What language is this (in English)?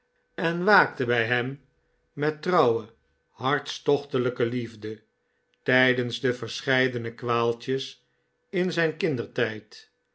Dutch